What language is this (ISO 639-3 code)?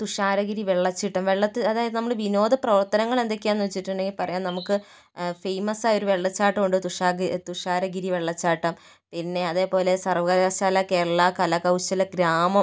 mal